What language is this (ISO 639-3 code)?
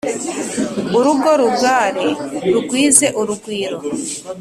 kin